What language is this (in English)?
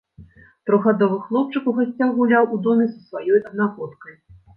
Belarusian